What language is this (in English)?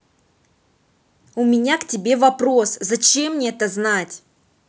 Russian